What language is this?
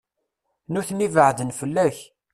Kabyle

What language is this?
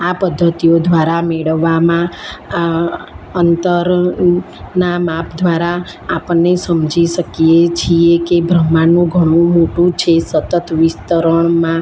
Gujarati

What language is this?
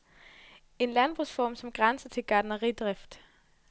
Danish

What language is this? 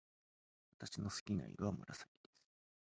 Japanese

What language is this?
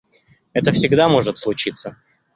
Russian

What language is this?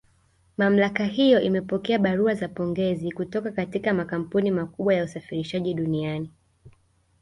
Swahili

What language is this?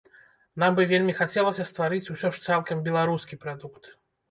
Belarusian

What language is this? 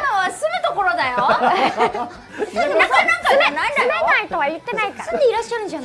Japanese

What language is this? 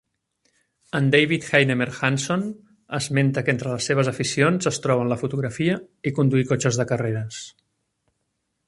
Catalan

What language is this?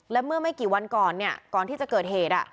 Thai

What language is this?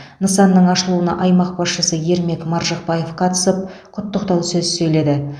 Kazakh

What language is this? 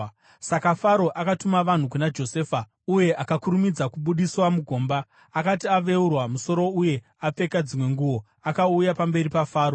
Shona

